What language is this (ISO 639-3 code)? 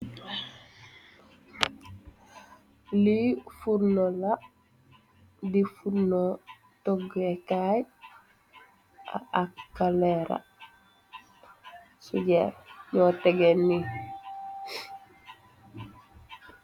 wol